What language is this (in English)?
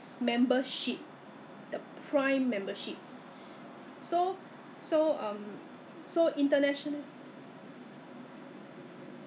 English